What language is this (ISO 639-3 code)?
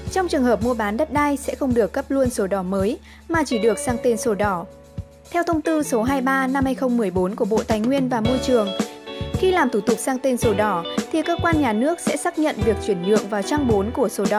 vie